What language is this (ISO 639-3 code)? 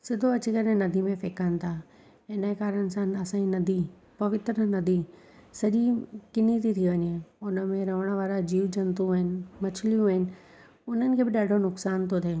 snd